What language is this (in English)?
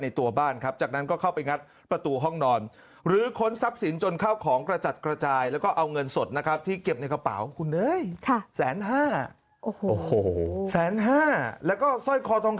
Thai